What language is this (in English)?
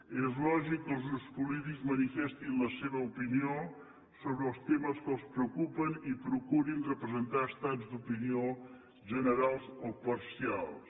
Catalan